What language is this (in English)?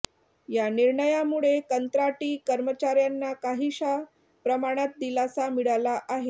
Marathi